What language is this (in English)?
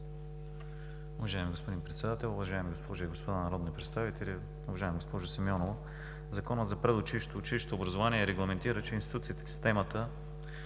Bulgarian